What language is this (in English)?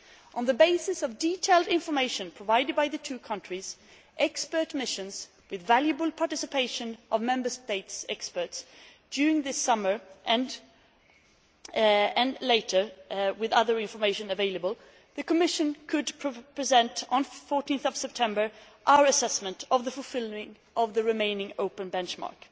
English